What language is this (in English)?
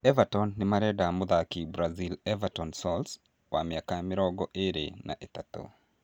Kikuyu